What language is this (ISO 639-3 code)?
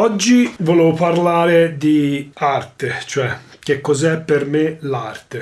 ita